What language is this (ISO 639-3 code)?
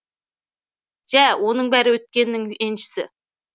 kaz